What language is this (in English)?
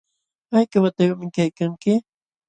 Jauja Wanca Quechua